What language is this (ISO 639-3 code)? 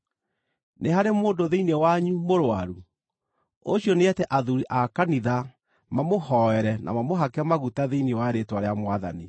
kik